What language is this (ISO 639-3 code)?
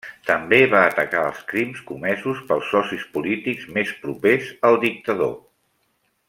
cat